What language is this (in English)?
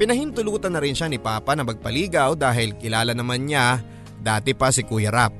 Filipino